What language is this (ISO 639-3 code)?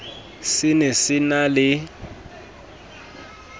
sot